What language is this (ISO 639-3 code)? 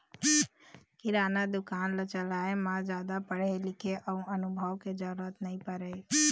hne